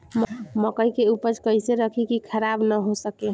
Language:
Bhojpuri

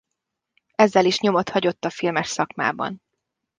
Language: Hungarian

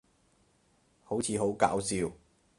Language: Cantonese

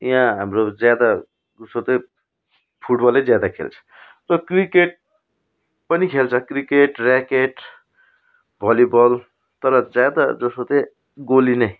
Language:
Nepali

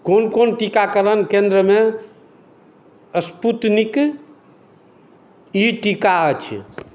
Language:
Maithili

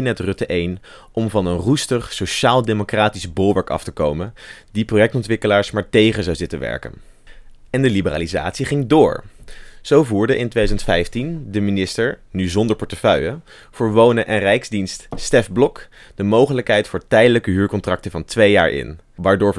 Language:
Dutch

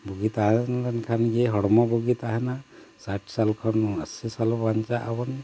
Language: Santali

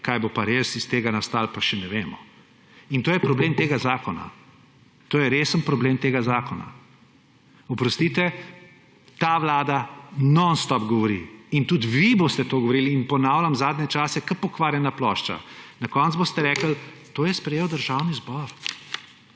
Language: Slovenian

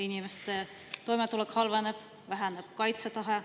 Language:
Estonian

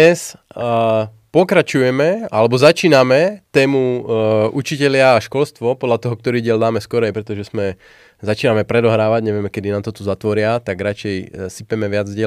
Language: Slovak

